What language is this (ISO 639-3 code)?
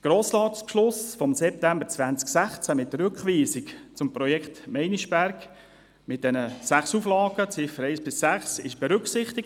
gsw